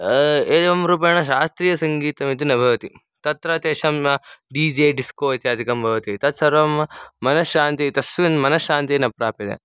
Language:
Sanskrit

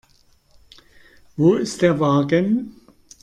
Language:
German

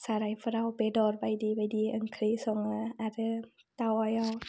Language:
Bodo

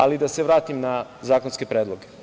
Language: Serbian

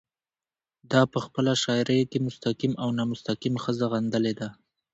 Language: Pashto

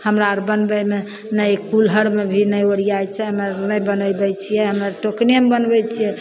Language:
Maithili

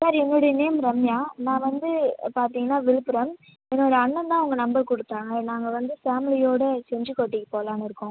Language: Tamil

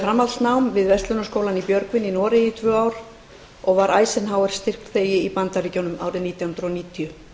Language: Icelandic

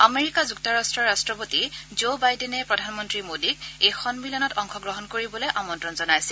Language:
Assamese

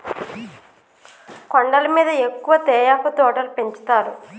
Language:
Telugu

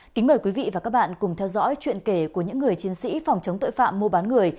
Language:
Vietnamese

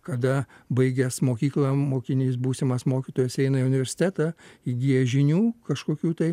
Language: Lithuanian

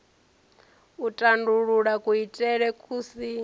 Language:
Venda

